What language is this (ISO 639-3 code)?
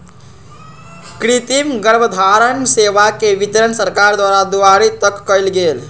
mag